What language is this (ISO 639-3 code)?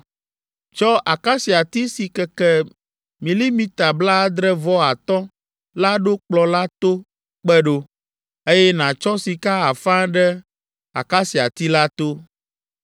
ewe